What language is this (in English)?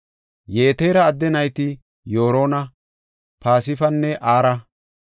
Gofa